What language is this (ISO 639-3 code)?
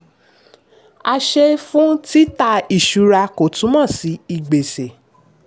yor